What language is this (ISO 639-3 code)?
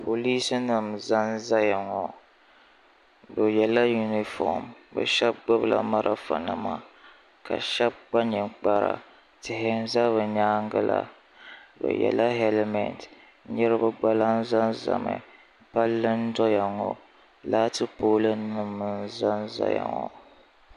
dag